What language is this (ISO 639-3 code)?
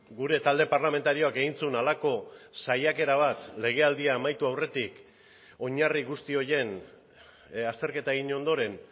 eus